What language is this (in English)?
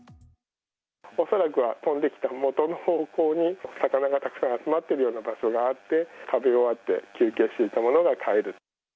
Japanese